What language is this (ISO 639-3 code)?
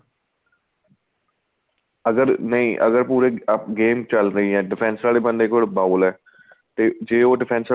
pan